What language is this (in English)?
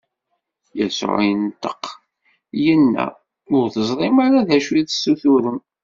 Kabyle